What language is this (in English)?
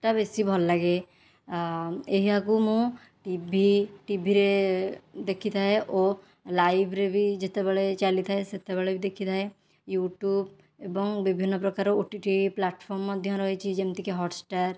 Odia